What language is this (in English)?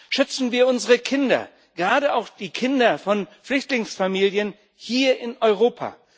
German